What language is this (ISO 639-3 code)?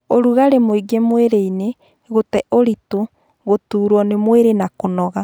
kik